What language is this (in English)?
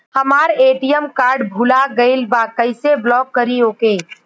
Bhojpuri